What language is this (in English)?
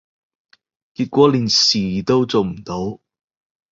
Cantonese